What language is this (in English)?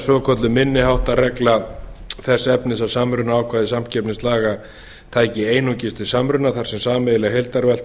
Icelandic